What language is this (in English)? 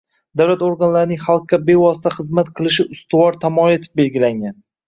Uzbek